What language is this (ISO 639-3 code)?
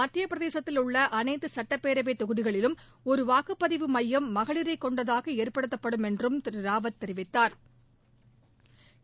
tam